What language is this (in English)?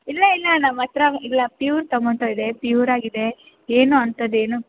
Kannada